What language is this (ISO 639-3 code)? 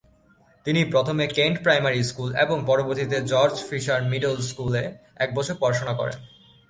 ben